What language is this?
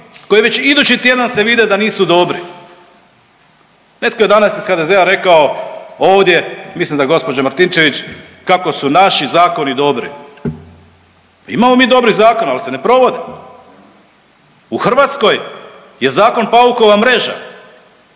Croatian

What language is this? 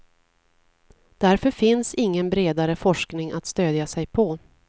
Swedish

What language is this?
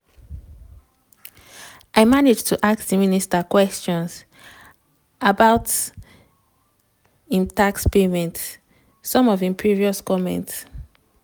Nigerian Pidgin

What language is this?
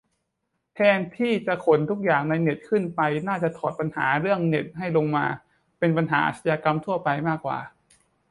Thai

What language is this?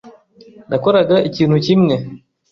Kinyarwanda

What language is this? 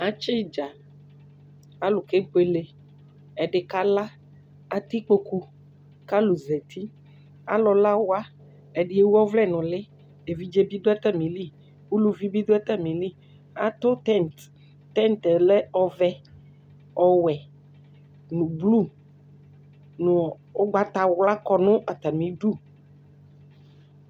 Ikposo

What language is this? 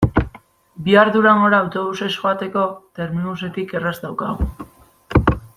Basque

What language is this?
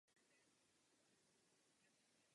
Czech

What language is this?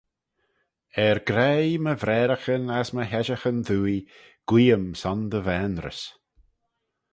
Manx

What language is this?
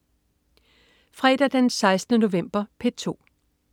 Danish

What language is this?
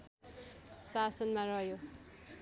Nepali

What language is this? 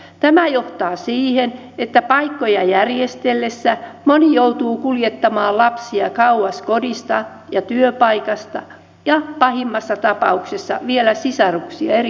Finnish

